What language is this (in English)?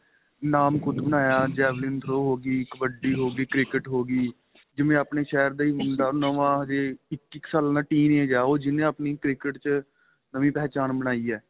Punjabi